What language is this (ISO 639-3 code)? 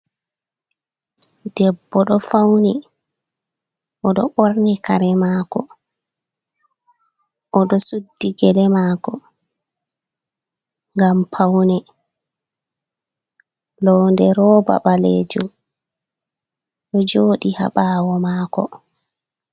ful